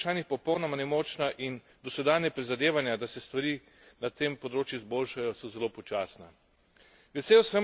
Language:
Slovenian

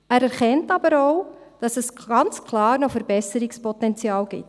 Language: Swiss German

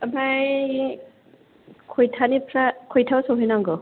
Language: Bodo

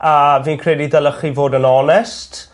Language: Welsh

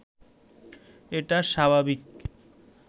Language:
Bangla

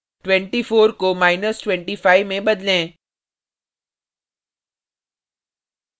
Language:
Hindi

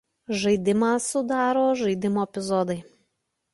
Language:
Lithuanian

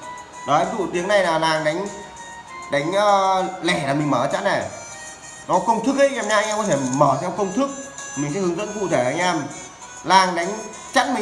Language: Vietnamese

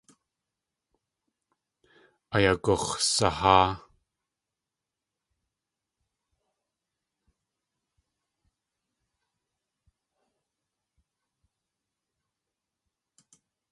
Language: Tlingit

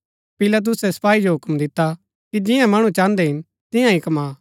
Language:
Gaddi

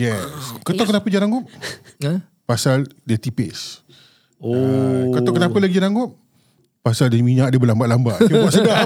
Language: Malay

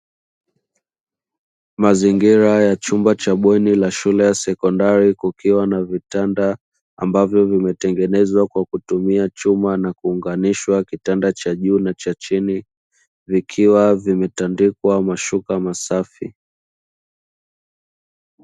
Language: Swahili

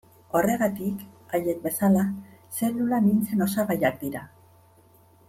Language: Basque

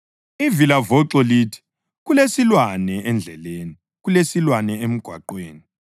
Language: North Ndebele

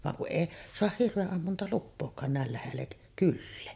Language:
Finnish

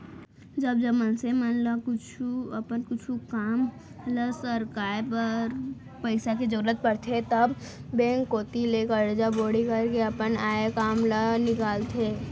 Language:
Chhattisgarhi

